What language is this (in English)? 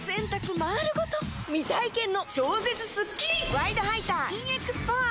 Japanese